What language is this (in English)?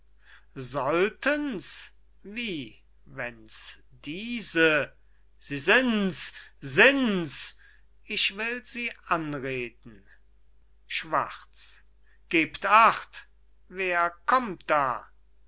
German